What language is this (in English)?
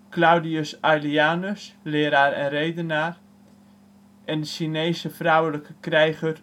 Dutch